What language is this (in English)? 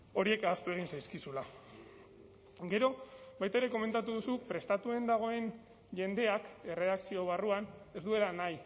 Basque